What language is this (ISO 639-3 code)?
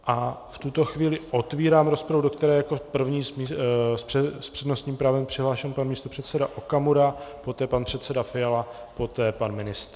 ces